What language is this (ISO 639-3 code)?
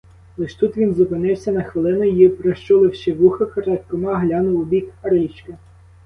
ukr